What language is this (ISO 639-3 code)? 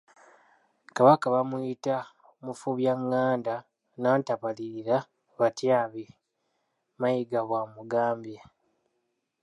lug